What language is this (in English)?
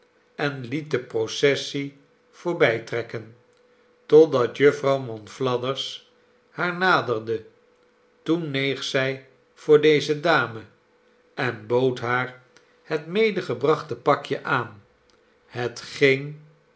Dutch